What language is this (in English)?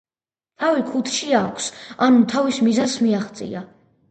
Georgian